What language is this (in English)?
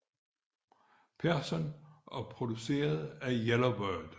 Danish